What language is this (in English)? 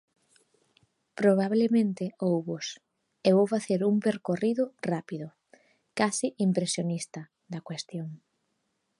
Galician